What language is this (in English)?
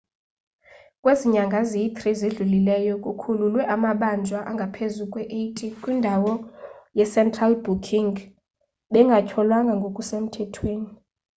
Xhosa